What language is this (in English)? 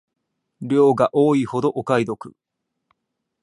Japanese